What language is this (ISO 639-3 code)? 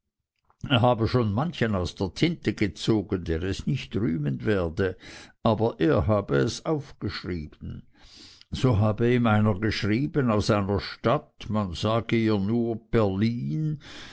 deu